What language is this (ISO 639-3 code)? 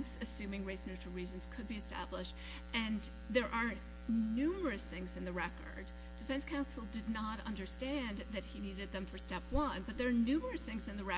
eng